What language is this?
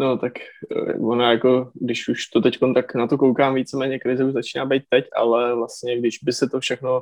Czech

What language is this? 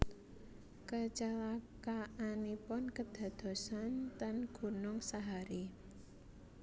Javanese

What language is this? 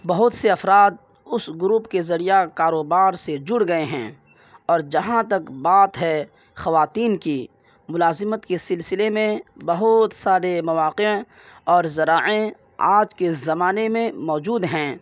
Urdu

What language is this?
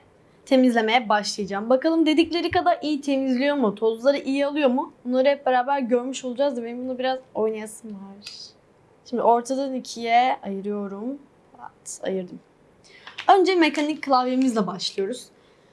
Turkish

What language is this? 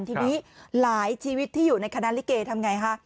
Thai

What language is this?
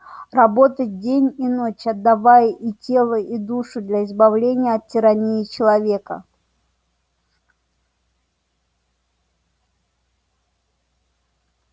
Russian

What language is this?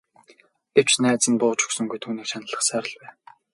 Mongolian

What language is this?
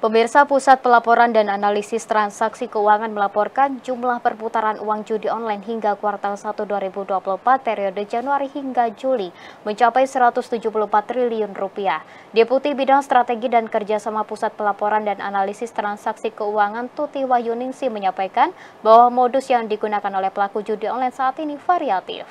Indonesian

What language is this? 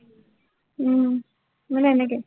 Assamese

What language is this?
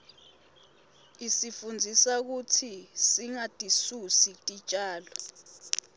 Swati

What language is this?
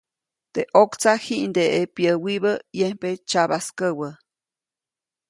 Copainalá Zoque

